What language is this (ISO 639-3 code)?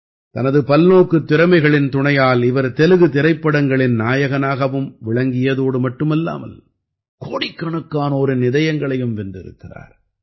tam